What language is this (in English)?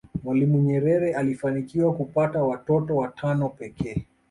Swahili